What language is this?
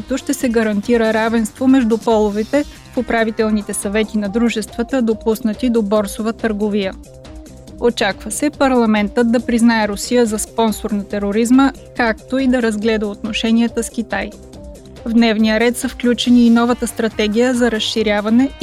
Bulgarian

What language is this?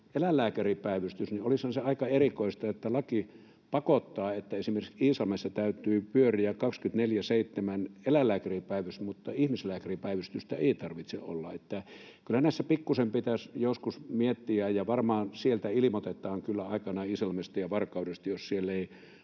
Finnish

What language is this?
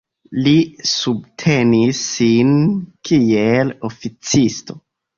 Esperanto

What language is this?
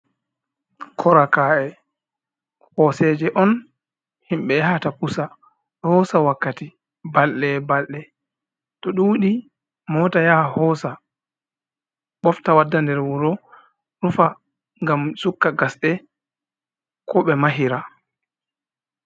Fula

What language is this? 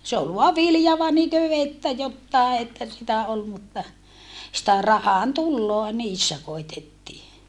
Finnish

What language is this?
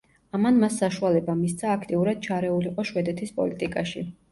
Georgian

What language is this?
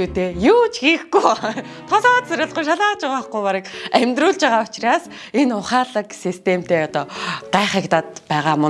Turkish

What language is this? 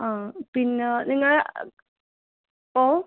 Malayalam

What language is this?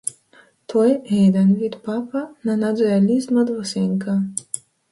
Macedonian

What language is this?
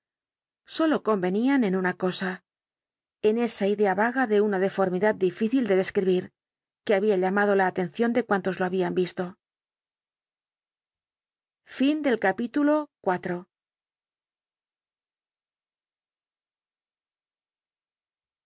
Spanish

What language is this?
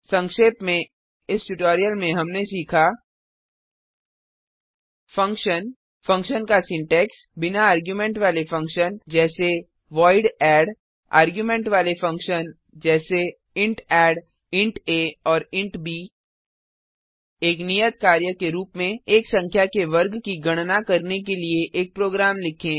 Hindi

